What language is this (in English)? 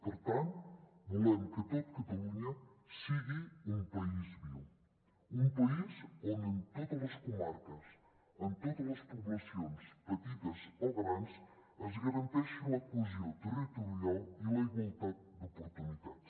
Catalan